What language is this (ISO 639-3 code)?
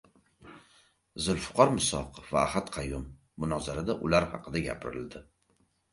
uzb